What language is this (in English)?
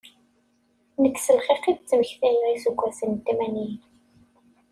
Kabyle